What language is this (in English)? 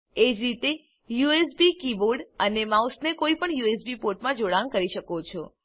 Gujarati